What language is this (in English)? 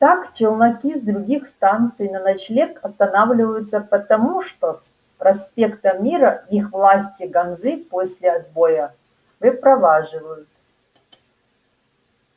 Russian